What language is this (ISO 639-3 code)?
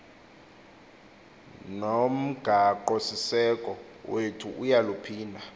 xho